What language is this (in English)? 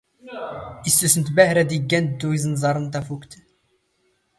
Standard Moroccan Tamazight